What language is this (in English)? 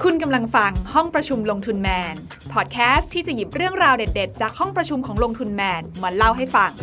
Thai